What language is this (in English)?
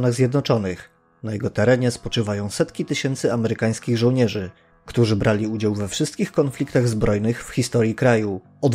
Polish